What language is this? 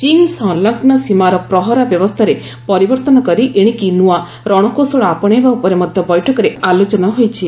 Odia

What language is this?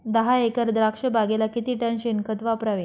Marathi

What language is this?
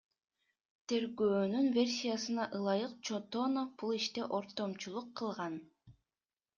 Kyrgyz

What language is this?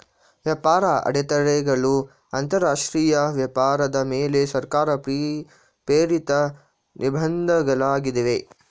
Kannada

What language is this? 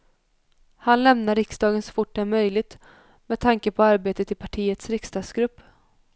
Swedish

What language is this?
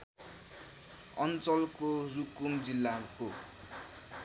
Nepali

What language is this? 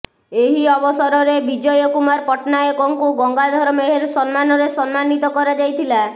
Odia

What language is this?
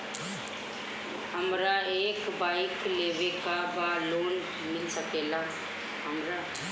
Bhojpuri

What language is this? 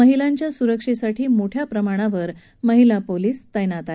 Marathi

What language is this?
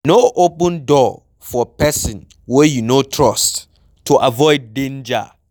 Nigerian Pidgin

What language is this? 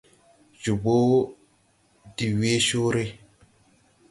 Tupuri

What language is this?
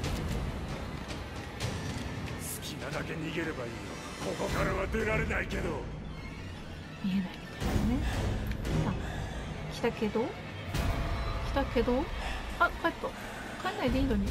Japanese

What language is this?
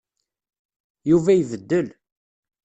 Kabyle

